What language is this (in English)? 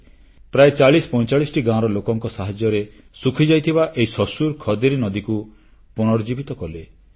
Odia